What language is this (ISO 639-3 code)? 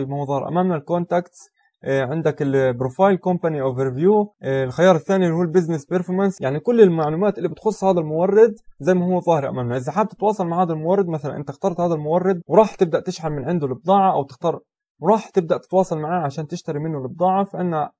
ara